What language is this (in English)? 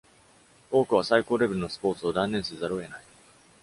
Japanese